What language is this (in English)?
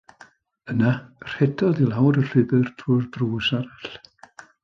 Welsh